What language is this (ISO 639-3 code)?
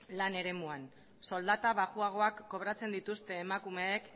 eus